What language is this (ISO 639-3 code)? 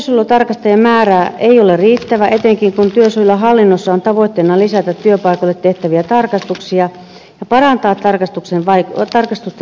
fin